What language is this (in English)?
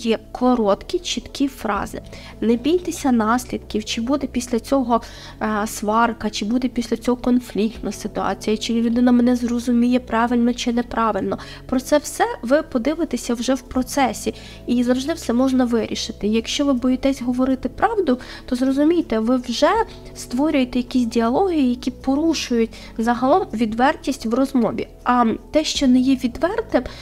Ukrainian